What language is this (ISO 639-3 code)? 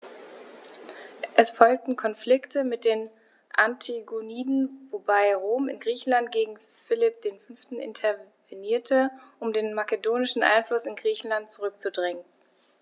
deu